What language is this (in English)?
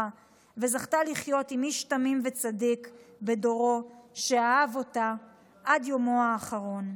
Hebrew